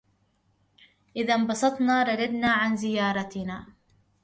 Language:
Arabic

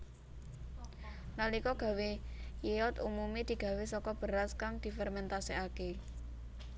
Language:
Javanese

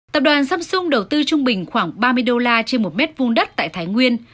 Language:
Vietnamese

